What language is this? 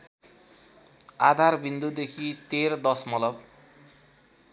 Nepali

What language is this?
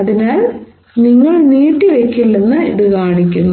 Malayalam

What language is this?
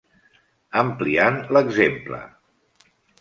Catalan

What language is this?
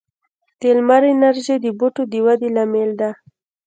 Pashto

